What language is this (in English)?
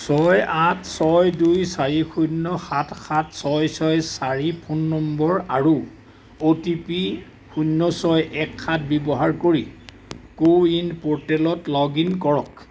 Assamese